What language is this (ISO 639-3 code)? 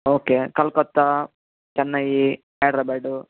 tel